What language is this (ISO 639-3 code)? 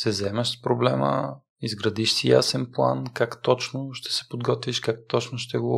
bul